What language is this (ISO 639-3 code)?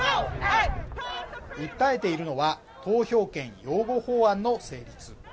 jpn